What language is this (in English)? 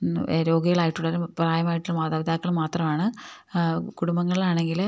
Malayalam